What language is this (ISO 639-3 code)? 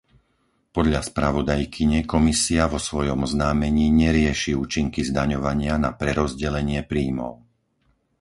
slk